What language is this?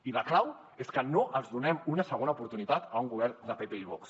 Catalan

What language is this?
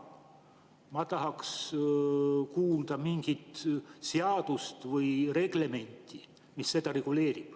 Estonian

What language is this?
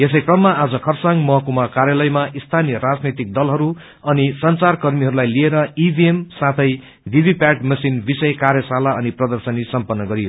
Nepali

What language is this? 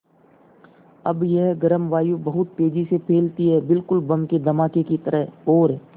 Hindi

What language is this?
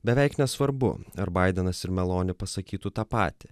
Lithuanian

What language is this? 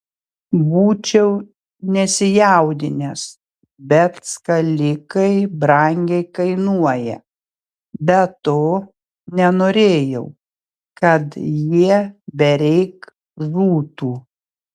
Lithuanian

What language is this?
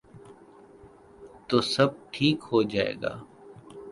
Urdu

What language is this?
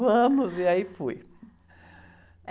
Portuguese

